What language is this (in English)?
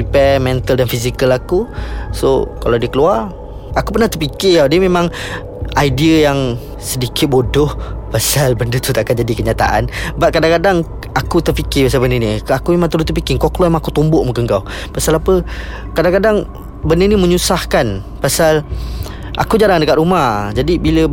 Malay